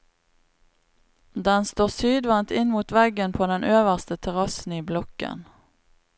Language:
Norwegian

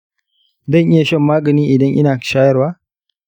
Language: Hausa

